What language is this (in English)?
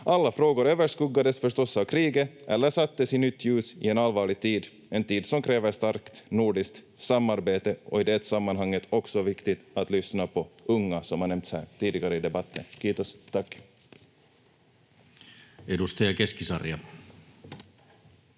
Finnish